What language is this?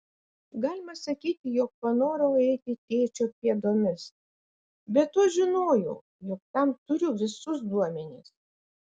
Lithuanian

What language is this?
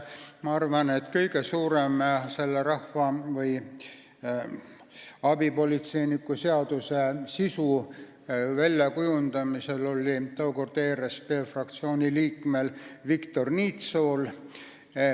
Estonian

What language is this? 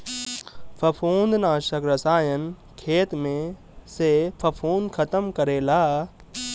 Bhojpuri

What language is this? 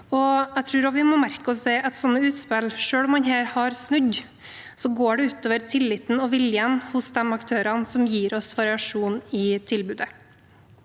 Norwegian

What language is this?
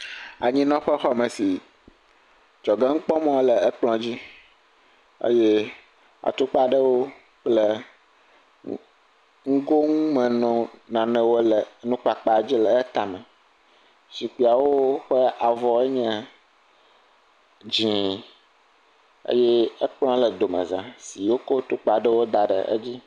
Ewe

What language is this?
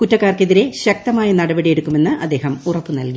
Malayalam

